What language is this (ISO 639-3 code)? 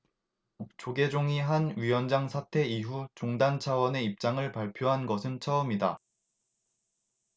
kor